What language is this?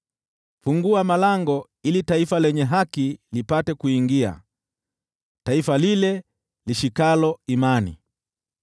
Swahili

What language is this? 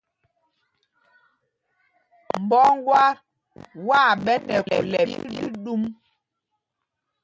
Mpumpong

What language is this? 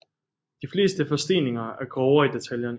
Danish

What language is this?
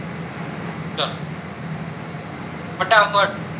Gujarati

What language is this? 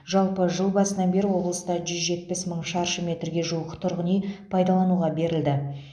Kazakh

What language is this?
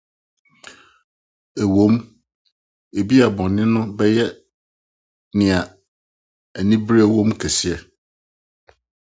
Akan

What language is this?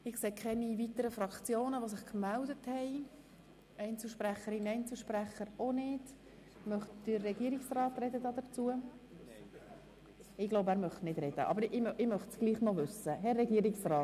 Swiss German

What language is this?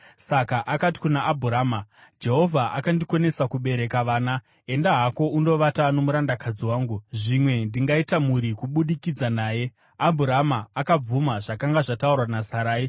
Shona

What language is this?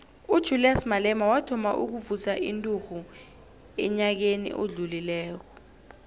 South Ndebele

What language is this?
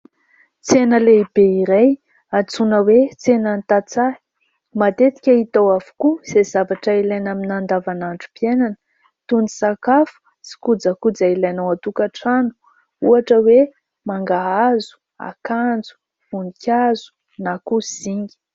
Malagasy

